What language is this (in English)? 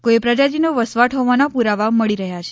Gujarati